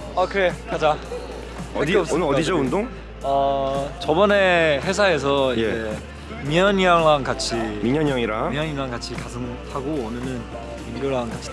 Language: Korean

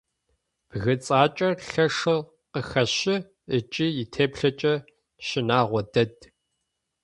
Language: Adyghe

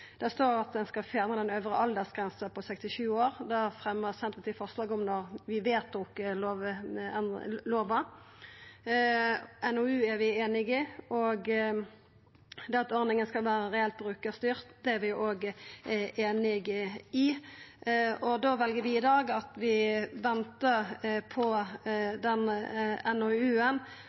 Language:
Norwegian Nynorsk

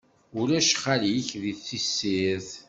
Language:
Kabyle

